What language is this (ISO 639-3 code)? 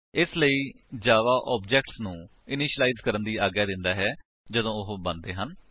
pan